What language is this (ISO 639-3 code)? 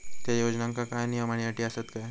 mar